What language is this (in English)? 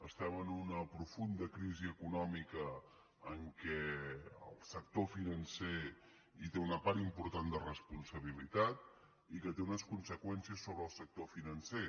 Catalan